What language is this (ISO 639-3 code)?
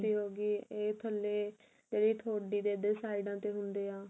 pan